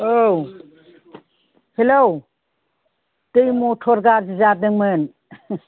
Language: Bodo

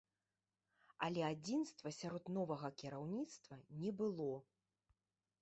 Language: Belarusian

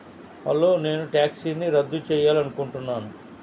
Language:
Telugu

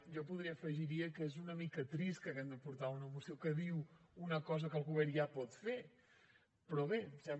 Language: Catalan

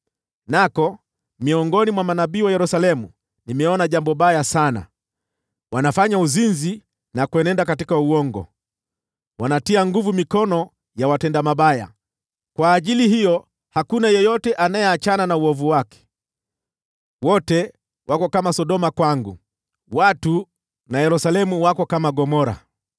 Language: Swahili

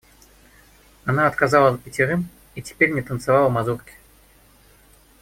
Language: Russian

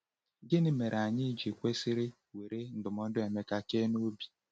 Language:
Igbo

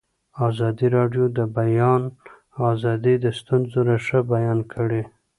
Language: Pashto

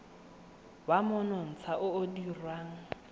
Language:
Tswana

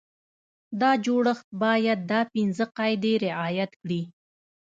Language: Pashto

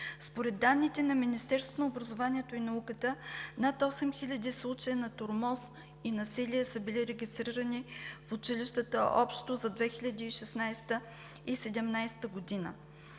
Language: Bulgarian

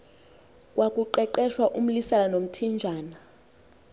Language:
Xhosa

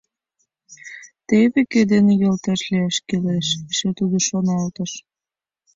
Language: Mari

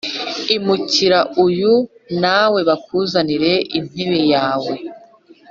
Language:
Kinyarwanda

